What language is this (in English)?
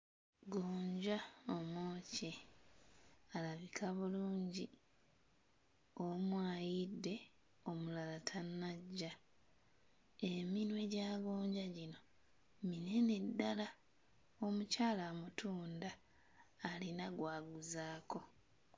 Ganda